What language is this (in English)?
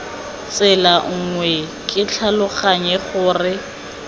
Tswana